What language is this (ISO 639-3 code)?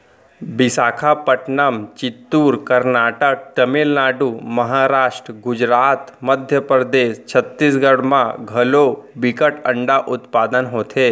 hne